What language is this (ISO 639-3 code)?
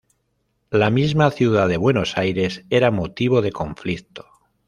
spa